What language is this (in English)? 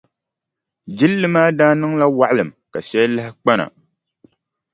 Dagbani